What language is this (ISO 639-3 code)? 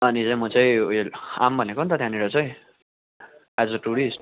nep